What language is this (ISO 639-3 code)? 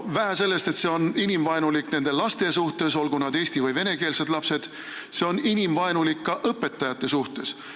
est